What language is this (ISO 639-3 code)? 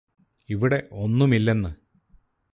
mal